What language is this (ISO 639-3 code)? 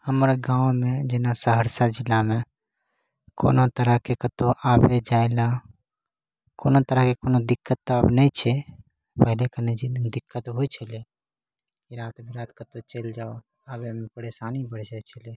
mai